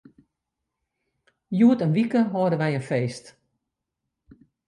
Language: Western Frisian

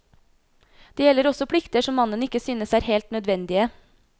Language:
Norwegian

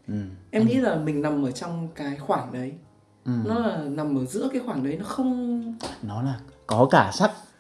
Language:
Vietnamese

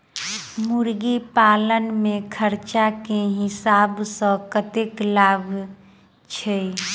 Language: Maithili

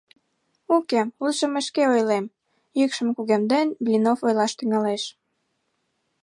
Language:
Mari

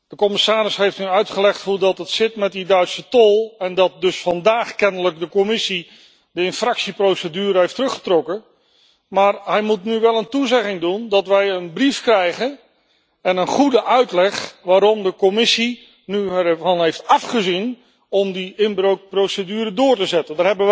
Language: Dutch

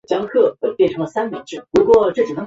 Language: Chinese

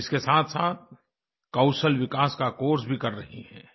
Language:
Hindi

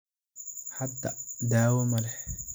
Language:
Somali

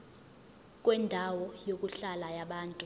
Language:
Zulu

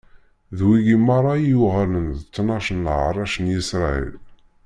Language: Kabyle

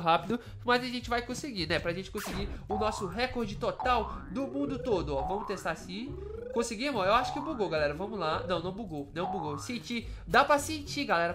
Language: Portuguese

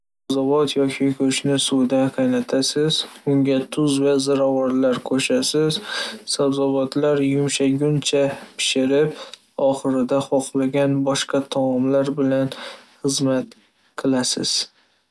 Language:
Uzbek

